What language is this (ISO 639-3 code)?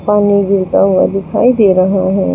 hin